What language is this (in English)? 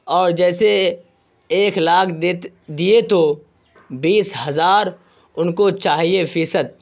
Urdu